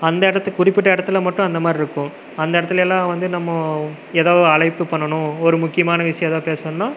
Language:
Tamil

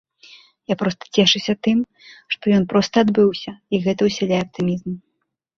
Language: Belarusian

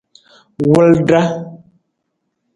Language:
Nawdm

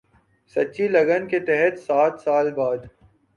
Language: Urdu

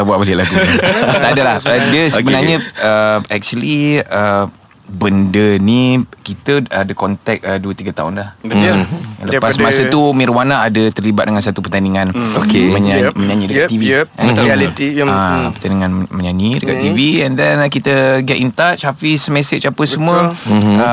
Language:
Malay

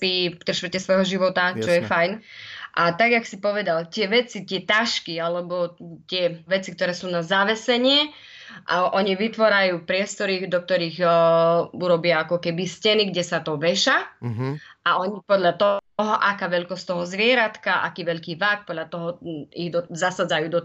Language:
Slovak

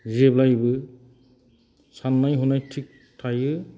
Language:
Bodo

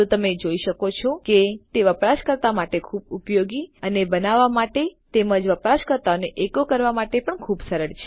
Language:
Gujarati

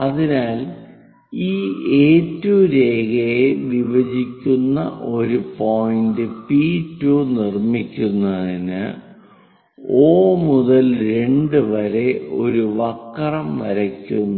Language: Malayalam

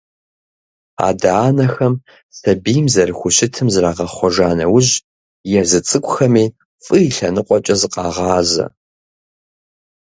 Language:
Kabardian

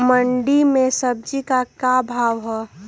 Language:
Magahi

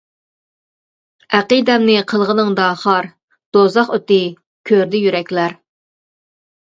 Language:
Uyghur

